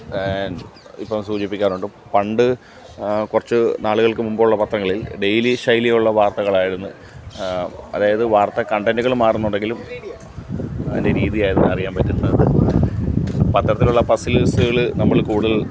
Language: Malayalam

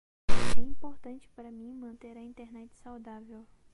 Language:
Portuguese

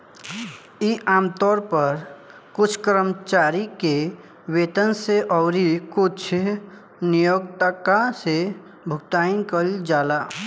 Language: Bhojpuri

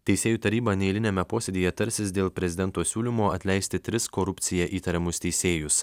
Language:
Lithuanian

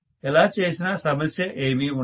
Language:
Telugu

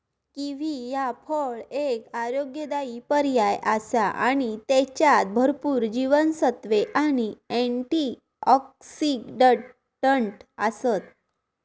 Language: Marathi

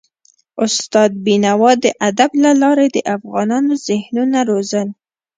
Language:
Pashto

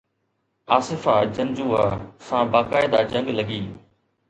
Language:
Sindhi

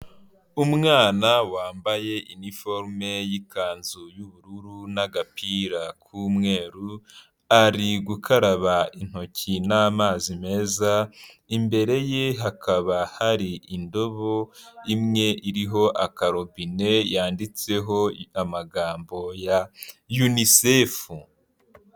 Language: Kinyarwanda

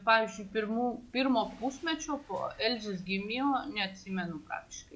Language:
Lithuanian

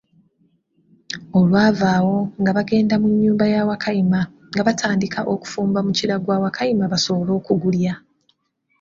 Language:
Ganda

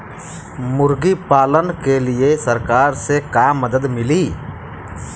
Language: Bhojpuri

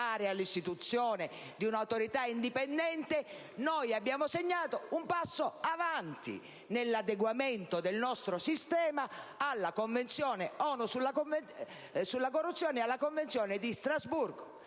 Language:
Italian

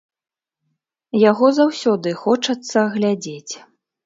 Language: Belarusian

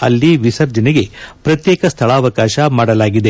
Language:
Kannada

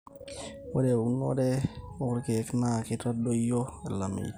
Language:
Masai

